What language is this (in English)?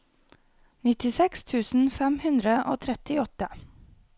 Norwegian